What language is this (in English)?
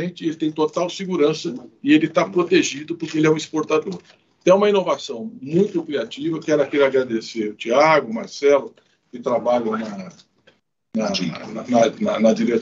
Portuguese